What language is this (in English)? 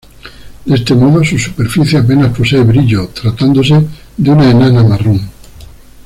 Spanish